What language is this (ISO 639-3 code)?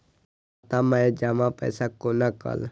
mai